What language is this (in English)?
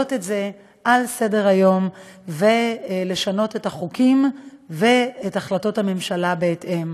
Hebrew